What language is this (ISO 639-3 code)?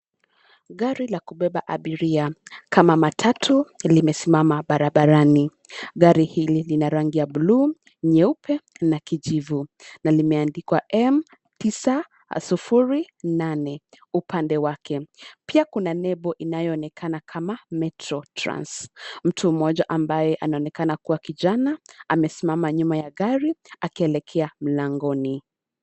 swa